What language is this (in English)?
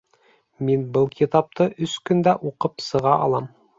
Bashkir